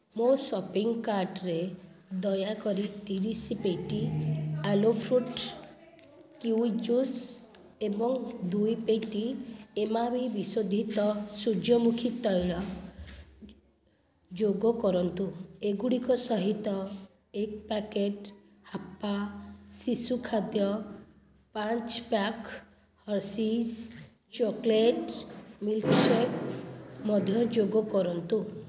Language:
Odia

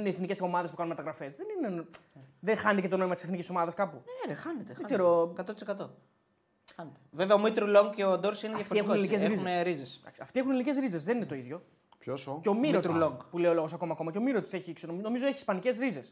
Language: Greek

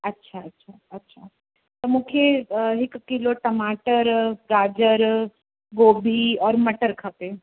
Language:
Sindhi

